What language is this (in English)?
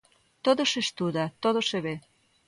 Galician